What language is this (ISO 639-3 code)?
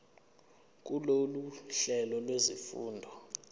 zul